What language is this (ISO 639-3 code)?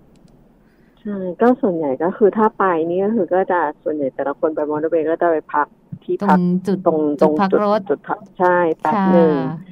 tha